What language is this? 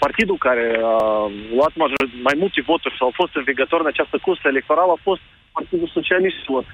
Romanian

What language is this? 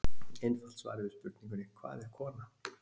Icelandic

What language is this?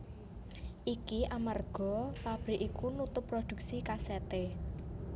Javanese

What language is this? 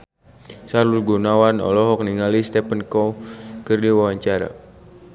Sundanese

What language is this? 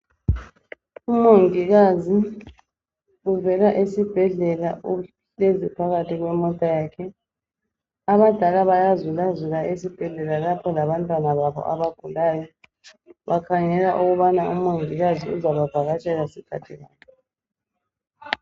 North Ndebele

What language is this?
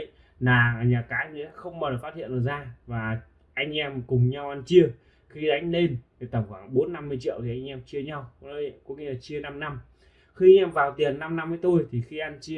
Vietnamese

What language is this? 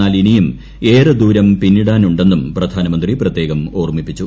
Malayalam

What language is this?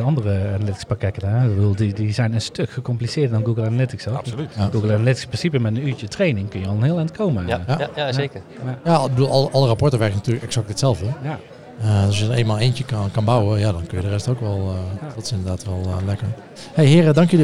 Dutch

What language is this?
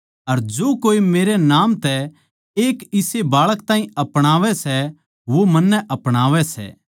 Haryanvi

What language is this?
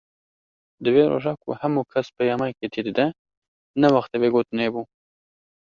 Kurdish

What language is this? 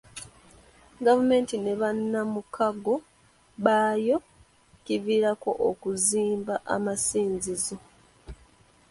Ganda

